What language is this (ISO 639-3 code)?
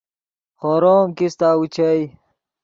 ydg